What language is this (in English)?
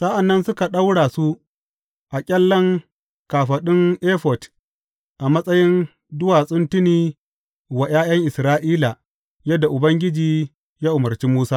Hausa